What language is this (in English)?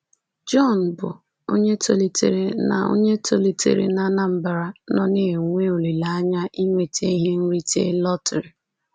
Igbo